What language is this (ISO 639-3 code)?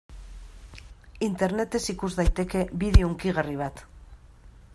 eus